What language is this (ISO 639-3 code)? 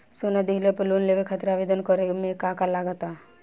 bho